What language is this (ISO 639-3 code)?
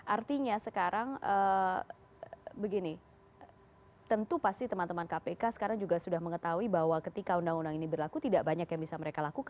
ind